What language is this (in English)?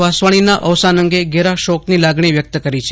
Gujarati